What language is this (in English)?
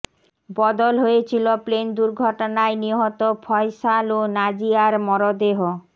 Bangla